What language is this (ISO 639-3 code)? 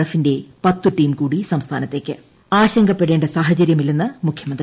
mal